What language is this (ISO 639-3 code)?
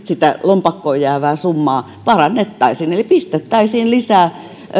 fin